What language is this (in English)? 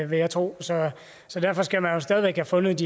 Danish